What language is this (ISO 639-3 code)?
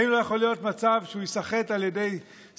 heb